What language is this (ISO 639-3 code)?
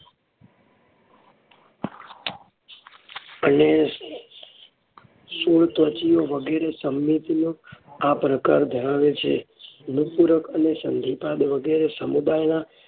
guj